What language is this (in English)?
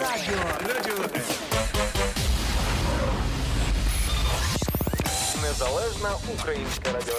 Ukrainian